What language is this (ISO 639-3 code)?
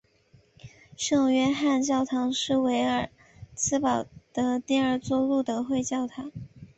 zho